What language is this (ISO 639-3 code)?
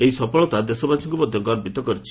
ori